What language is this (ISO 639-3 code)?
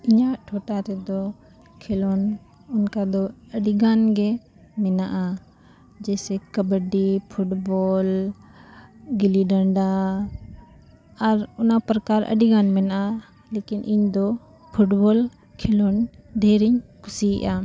sat